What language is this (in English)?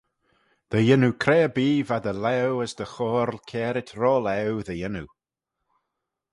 Manx